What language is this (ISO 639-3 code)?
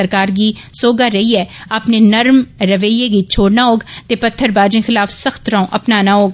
doi